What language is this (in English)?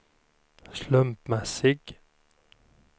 Swedish